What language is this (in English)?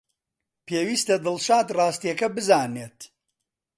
Central Kurdish